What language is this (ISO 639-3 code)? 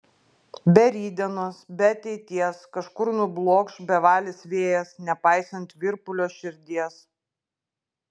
lit